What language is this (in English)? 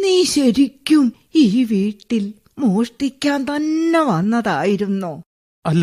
Malayalam